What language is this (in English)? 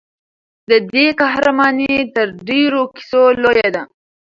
Pashto